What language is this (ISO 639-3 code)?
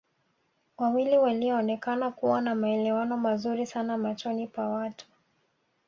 swa